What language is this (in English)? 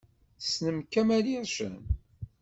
Kabyle